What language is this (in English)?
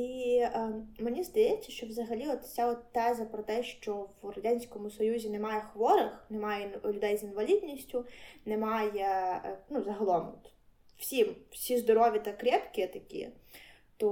Ukrainian